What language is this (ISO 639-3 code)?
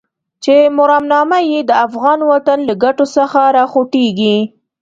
pus